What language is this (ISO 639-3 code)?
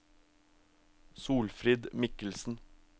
nor